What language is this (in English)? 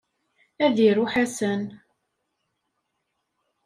Kabyle